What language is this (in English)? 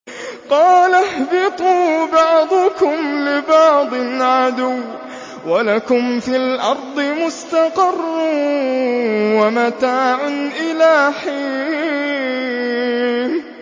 Arabic